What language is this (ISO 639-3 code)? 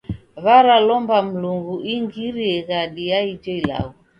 dav